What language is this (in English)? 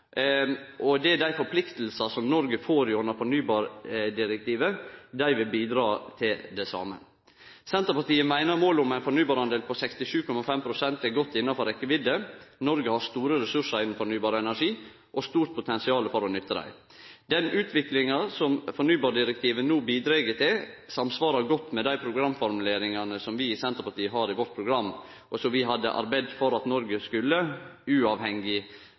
Norwegian Nynorsk